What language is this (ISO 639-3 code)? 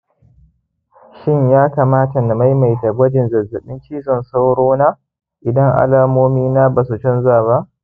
hau